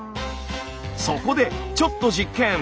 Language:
Japanese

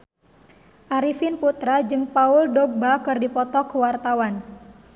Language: Sundanese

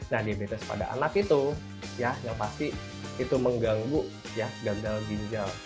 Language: Indonesian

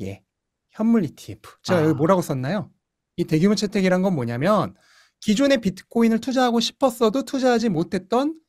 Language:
Korean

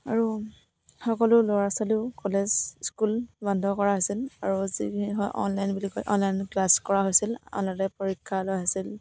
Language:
Assamese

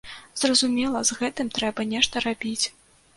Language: Belarusian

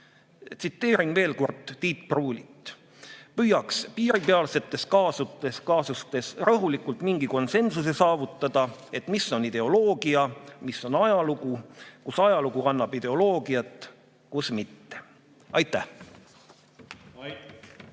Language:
Estonian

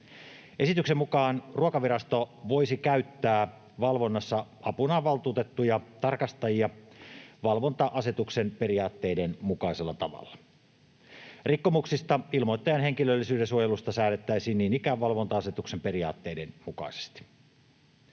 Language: Finnish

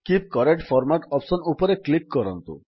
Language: Odia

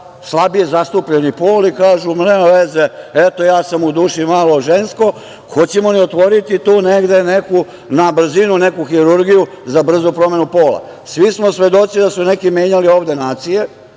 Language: Serbian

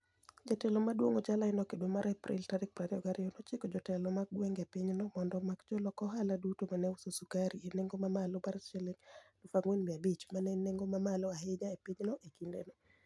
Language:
Luo (Kenya and Tanzania)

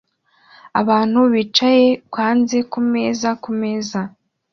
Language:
Kinyarwanda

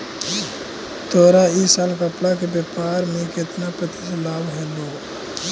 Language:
Magahi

